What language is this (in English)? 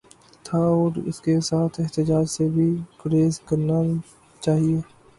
Urdu